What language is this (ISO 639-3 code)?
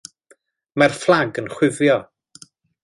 cym